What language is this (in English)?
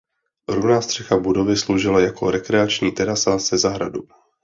Czech